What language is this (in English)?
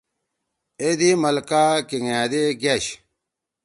Torwali